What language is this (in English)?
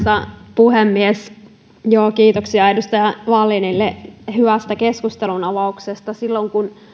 Finnish